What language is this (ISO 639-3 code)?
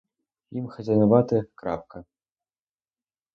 ukr